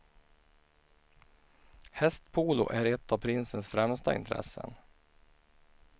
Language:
Swedish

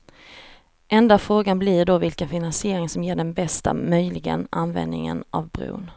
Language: Swedish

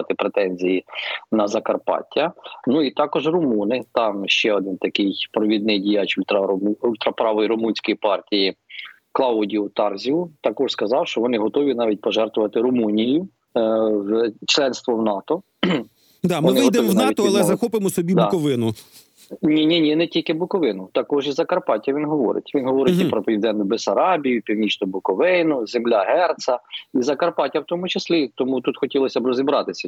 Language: Ukrainian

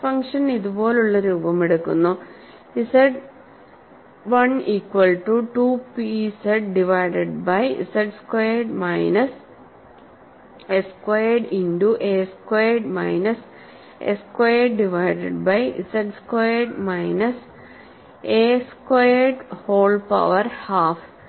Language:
Malayalam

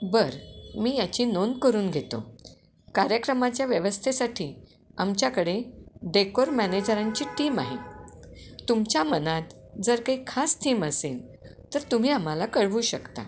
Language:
Marathi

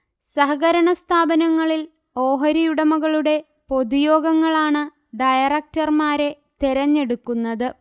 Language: Malayalam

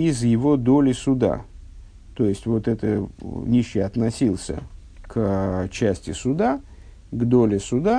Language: Russian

